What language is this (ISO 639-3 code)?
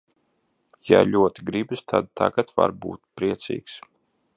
lav